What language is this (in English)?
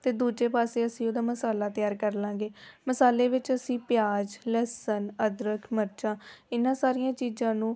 Punjabi